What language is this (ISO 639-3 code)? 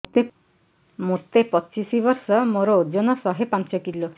ori